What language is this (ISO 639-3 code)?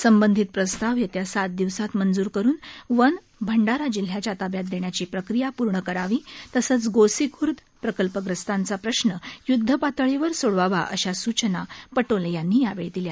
mar